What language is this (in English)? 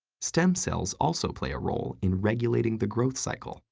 English